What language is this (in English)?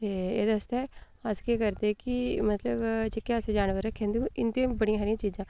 Dogri